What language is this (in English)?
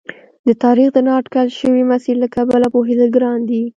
Pashto